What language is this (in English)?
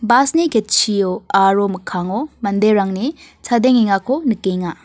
Garo